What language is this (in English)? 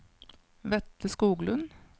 Norwegian